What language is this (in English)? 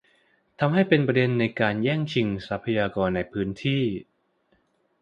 Thai